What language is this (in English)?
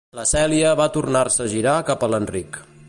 Catalan